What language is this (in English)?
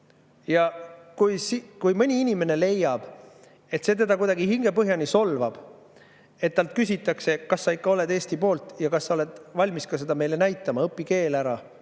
Estonian